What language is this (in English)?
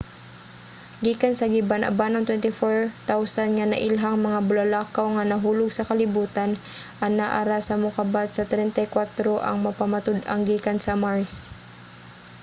Cebuano